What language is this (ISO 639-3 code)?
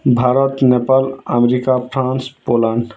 ori